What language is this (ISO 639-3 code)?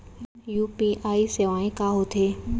hne